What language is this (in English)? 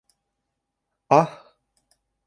Bashkir